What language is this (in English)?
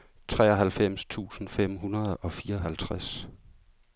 Danish